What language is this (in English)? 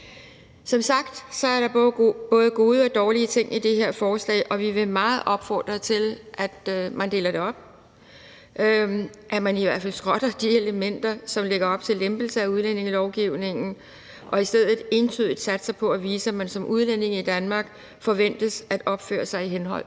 Danish